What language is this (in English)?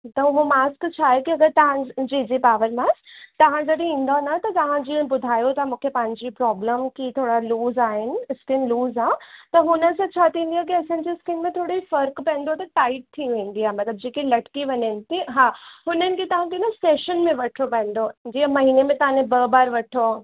Sindhi